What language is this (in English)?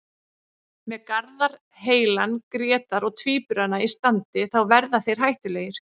Icelandic